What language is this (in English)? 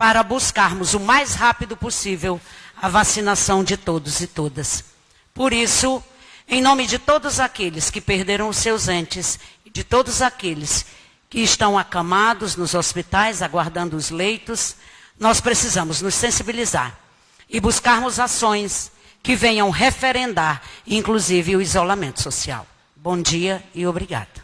Portuguese